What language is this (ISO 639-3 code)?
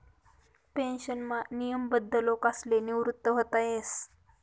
mar